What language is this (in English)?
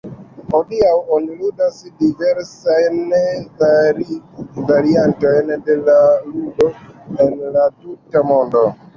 Esperanto